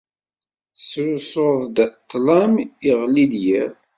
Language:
Kabyle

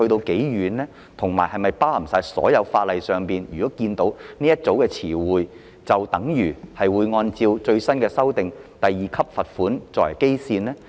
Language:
Cantonese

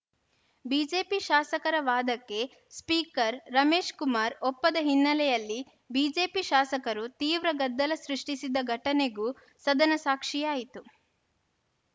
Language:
Kannada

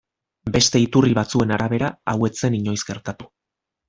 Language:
Basque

